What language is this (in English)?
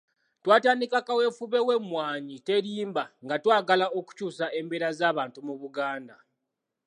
Ganda